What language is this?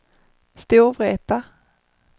Swedish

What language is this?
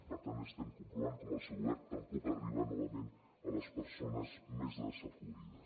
Catalan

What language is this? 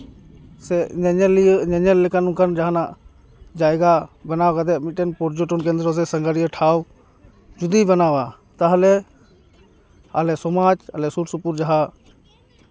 Santali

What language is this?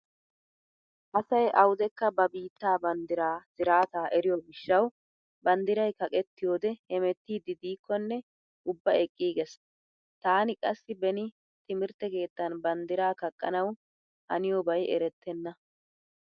Wolaytta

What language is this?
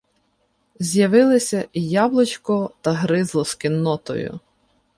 Ukrainian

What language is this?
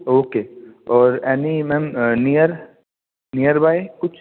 Sindhi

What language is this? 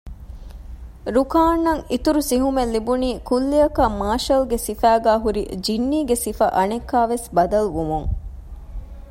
Divehi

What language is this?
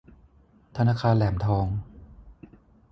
Thai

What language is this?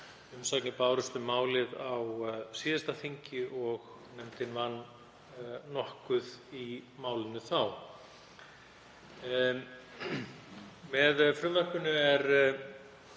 Icelandic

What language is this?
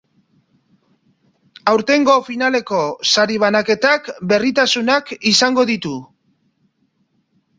Basque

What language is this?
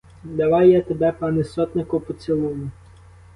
Ukrainian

